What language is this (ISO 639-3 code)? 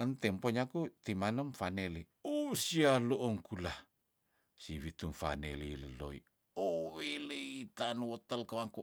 tdn